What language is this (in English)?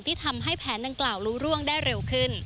Thai